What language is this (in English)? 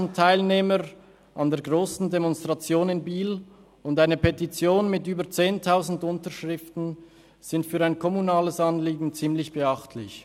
Swiss German